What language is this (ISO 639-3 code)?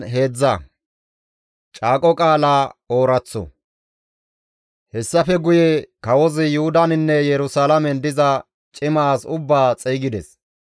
gmv